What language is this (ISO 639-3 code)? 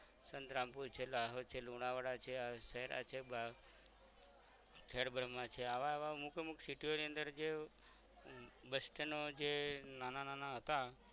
guj